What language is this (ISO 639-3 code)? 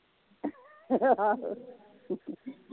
pan